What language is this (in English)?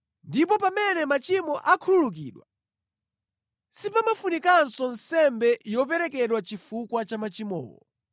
Nyanja